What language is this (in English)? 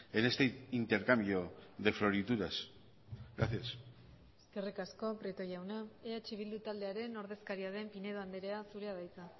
Basque